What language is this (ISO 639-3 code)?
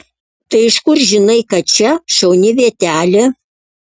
lit